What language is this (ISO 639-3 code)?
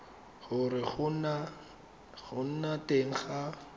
tsn